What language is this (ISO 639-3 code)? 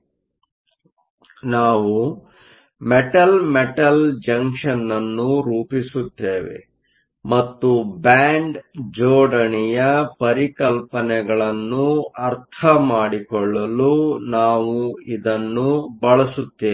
kan